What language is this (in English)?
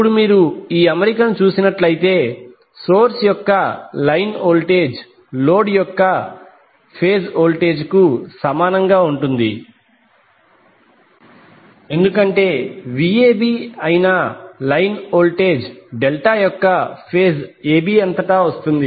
Telugu